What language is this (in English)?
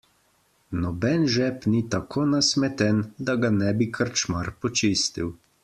Slovenian